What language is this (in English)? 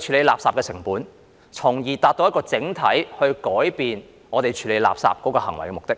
Cantonese